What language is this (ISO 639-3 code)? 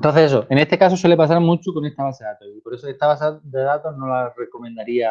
spa